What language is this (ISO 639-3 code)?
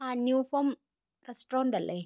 mal